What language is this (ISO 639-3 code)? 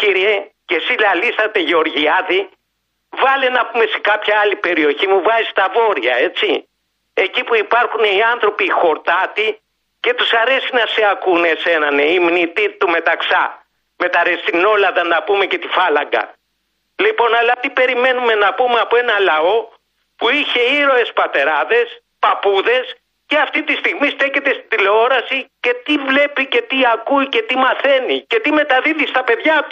ell